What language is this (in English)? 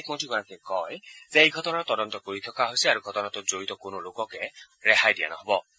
Assamese